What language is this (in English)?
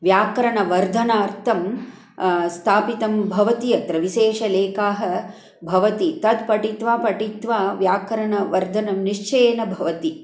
Sanskrit